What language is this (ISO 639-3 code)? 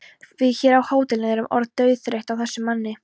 isl